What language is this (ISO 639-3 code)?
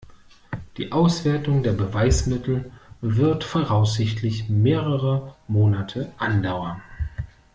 deu